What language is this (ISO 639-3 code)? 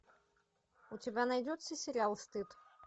rus